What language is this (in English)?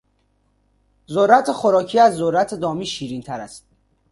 Persian